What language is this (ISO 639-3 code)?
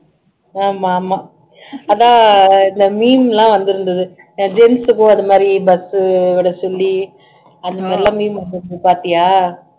tam